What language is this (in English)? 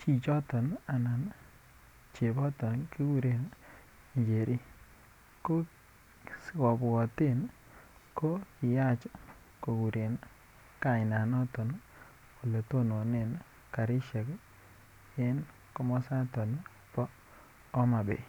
Kalenjin